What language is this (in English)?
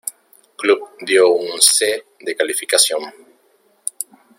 Spanish